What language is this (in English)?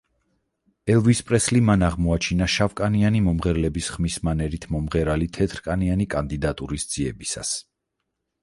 Georgian